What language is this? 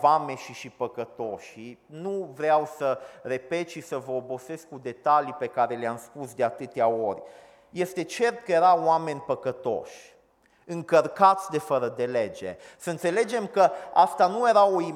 Romanian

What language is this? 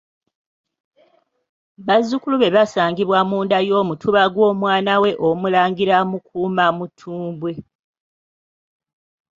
Ganda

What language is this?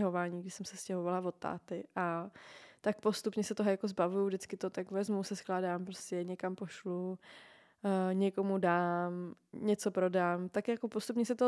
Czech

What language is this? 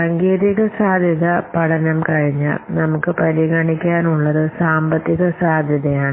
Malayalam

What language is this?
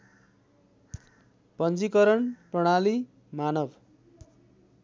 Nepali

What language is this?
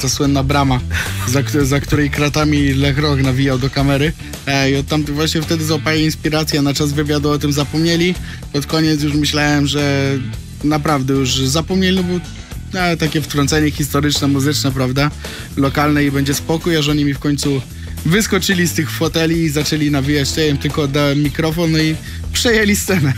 Polish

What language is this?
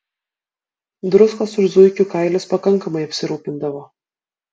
Lithuanian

